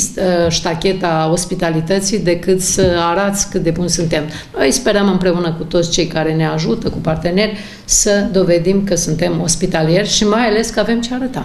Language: Romanian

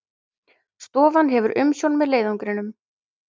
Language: Icelandic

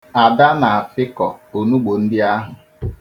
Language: Igbo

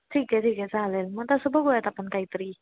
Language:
Marathi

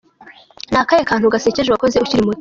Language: Kinyarwanda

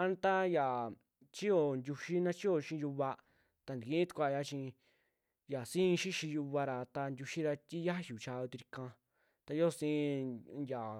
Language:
Western Juxtlahuaca Mixtec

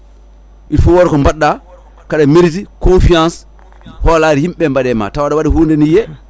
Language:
Fula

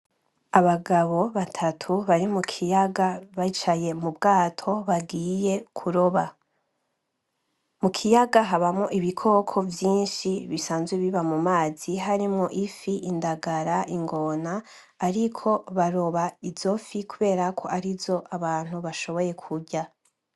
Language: Rundi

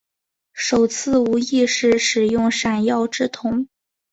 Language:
Chinese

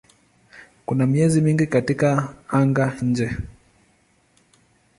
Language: Swahili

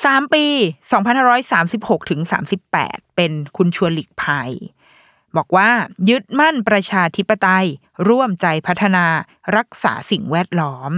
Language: Thai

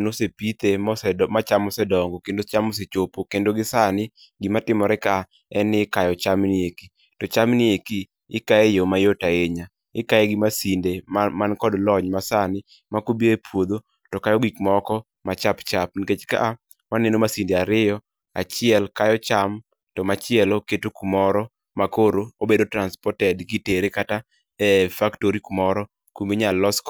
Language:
Luo (Kenya and Tanzania)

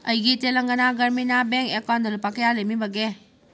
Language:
Manipuri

